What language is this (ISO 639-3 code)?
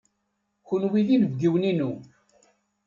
kab